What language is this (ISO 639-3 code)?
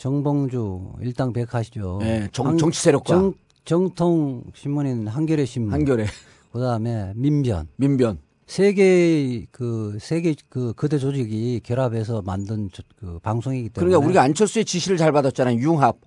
kor